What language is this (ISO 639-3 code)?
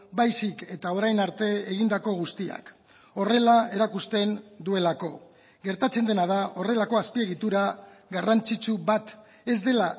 eus